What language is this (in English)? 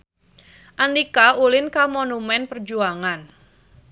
Sundanese